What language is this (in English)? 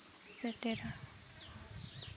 Santali